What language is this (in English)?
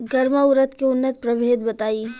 Bhojpuri